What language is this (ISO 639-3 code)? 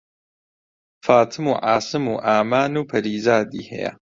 ckb